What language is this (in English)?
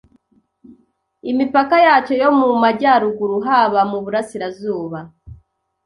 Kinyarwanda